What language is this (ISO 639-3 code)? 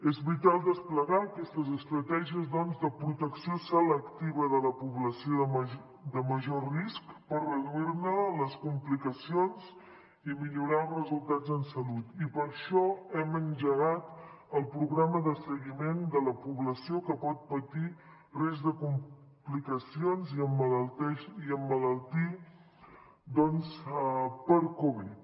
cat